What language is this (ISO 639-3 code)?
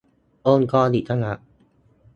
tha